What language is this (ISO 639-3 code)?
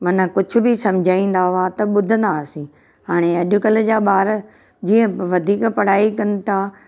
snd